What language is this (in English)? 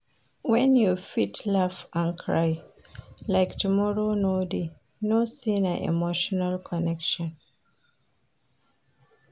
Nigerian Pidgin